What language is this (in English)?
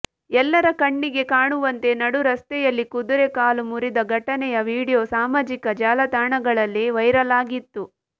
Kannada